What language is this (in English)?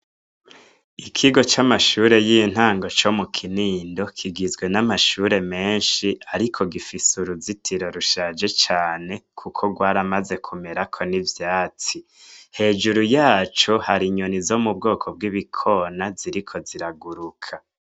Rundi